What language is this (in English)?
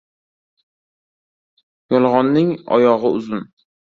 Uzbek